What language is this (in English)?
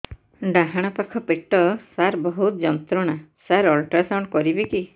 Odia